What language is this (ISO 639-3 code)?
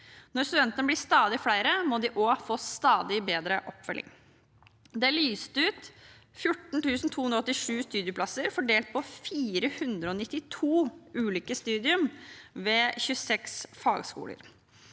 nor